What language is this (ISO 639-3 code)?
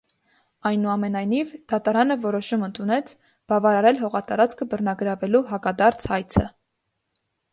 hye